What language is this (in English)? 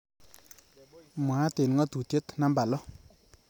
Kalenjin